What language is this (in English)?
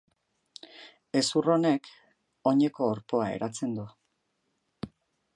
Basque